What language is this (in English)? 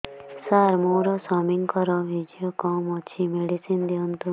Odia